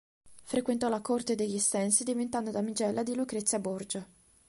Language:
Italian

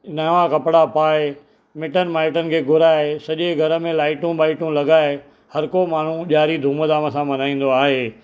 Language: Sindhi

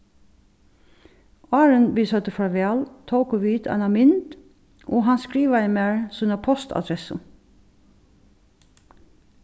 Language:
Faroese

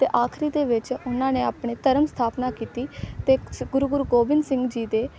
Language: Punjabi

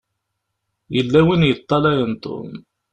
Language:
Kabyle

